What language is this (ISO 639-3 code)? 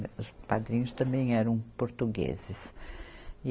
por